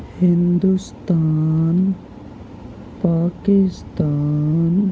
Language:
Urdu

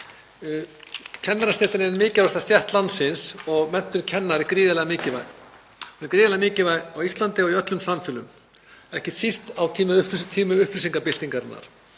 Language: Icelandic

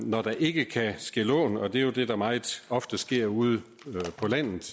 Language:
Danish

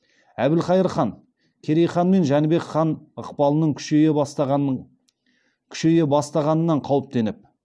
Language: Kazakh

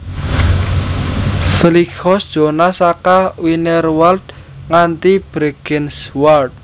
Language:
Javanese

